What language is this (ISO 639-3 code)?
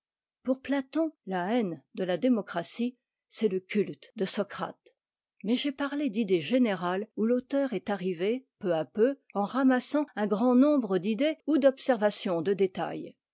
fra